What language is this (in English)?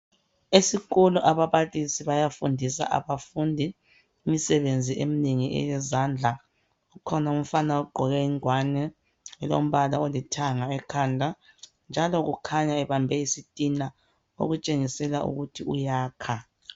North Ndebele